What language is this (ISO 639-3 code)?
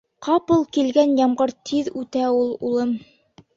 bak